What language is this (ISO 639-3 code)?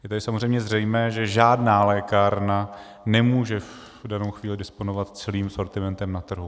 ces